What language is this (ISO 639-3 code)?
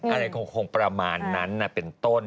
tha